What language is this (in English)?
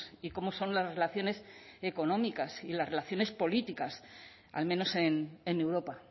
Spanish